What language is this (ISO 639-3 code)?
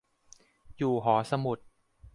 tha